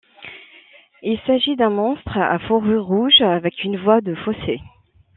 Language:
French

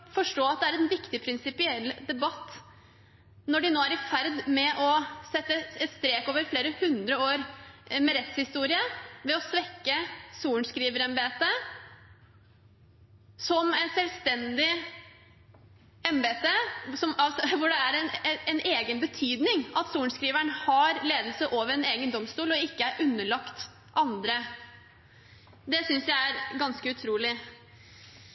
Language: Norwegian Bokmål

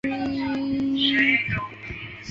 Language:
Chinese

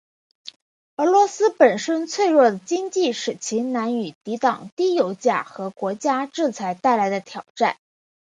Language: Chinese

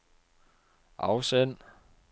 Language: Danish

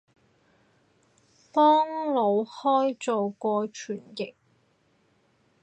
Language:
Cantonese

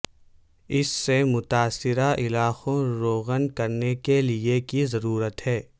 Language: Urdu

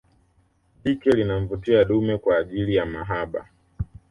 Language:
Swahili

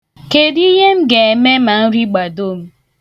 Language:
Igbo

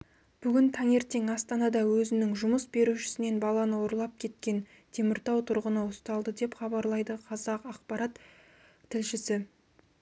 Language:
Kazakh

